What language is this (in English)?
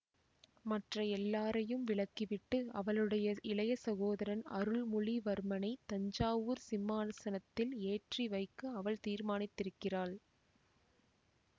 Tamil